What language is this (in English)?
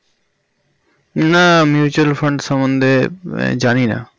Bangla